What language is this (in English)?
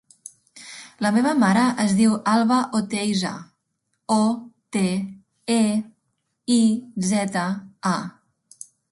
Catalan